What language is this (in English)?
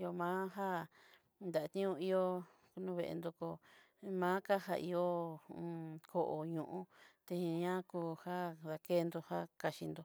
Southeastern Nochixtlán Mixtec